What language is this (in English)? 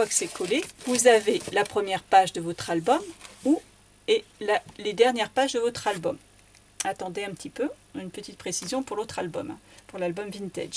French